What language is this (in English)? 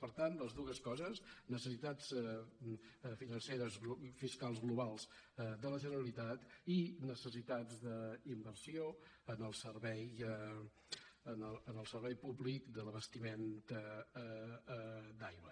Catalan